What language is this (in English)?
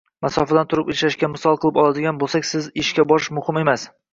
Uzbek